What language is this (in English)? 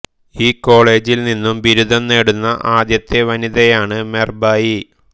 Malayalam